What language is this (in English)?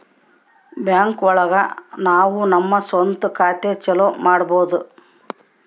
Kannada